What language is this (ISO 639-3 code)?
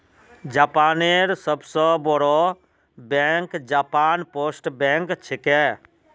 mag